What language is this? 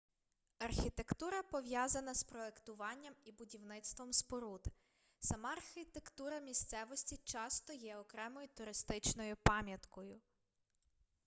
Ukrainian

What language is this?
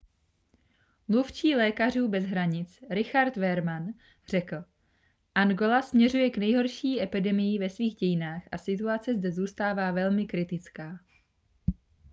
Czech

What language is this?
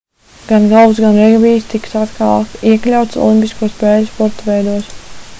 Latvian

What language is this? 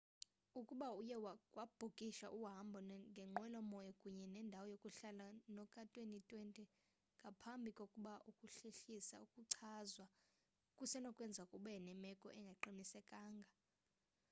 Xhosa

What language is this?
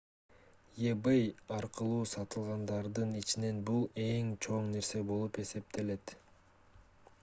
Kyrgyz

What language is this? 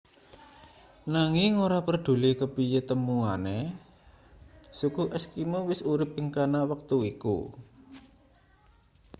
Javanese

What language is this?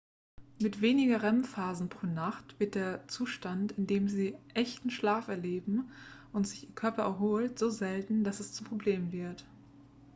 German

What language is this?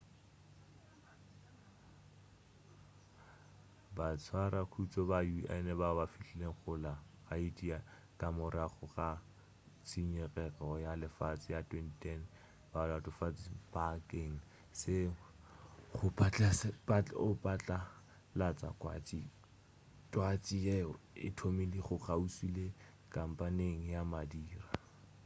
Northern Sotho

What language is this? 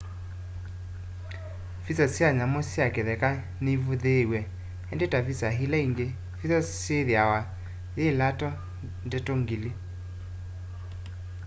Kamba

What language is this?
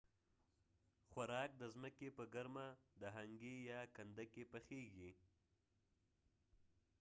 Pashto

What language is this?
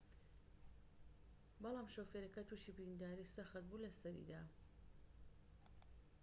Central Kurdish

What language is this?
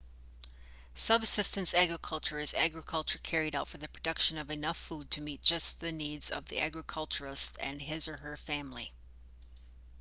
English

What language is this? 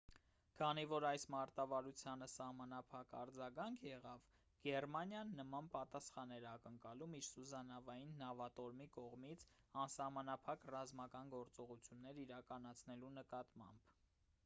Armenian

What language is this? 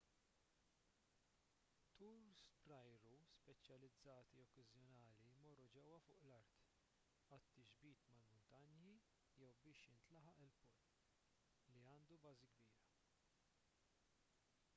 Maltese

